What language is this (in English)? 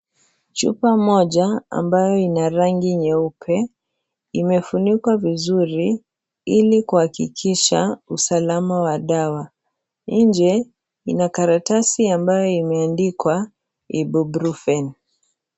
Swahili